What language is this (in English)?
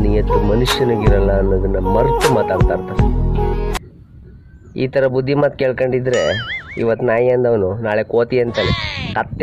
Portuguese